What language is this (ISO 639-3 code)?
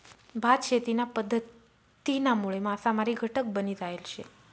mar